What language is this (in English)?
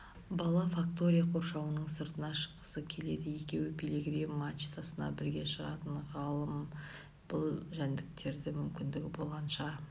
Kazakh